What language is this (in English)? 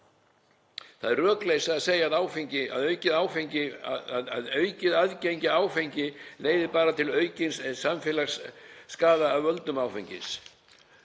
Icelandic